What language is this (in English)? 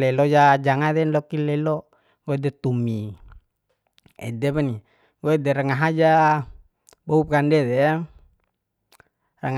Bima